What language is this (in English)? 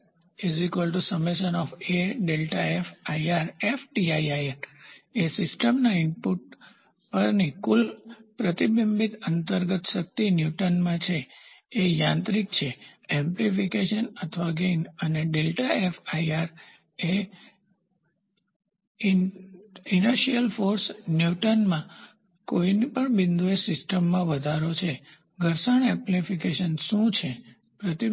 Gujarati